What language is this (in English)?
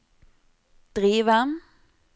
Norwegian